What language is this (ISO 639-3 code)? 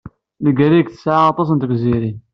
kab